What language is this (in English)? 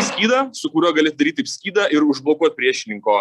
Lithuanian